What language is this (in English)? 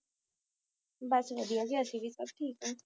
Punjabi